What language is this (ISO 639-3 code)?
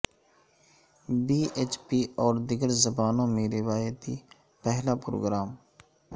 urd